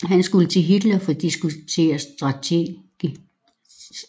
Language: Danish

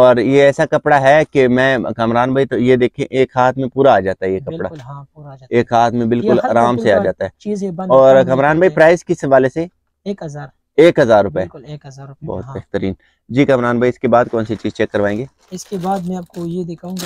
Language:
Hindi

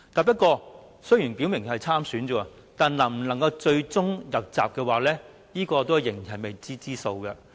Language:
Cantonese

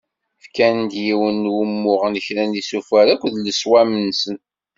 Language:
Kabyle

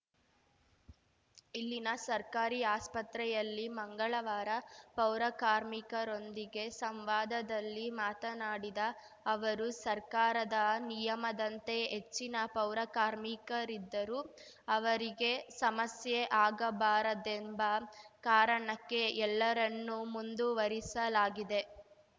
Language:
Kannada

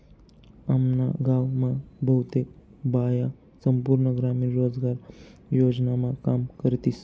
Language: Marathi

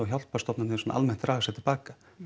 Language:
Icelandic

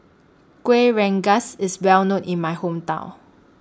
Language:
English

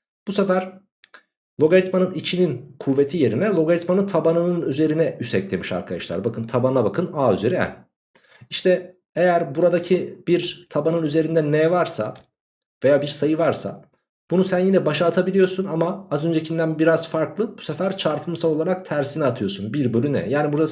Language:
Turkish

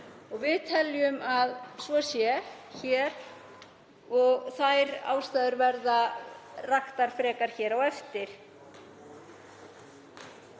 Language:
Icelandic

